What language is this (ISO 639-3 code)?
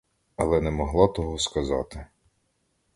ukr